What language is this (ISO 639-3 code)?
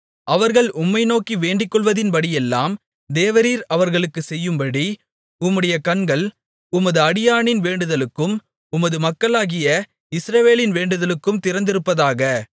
tam